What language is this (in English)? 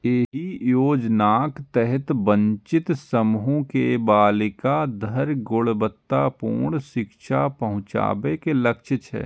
Maithili